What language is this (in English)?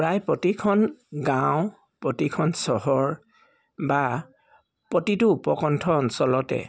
Assamese